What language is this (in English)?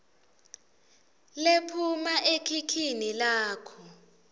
Swati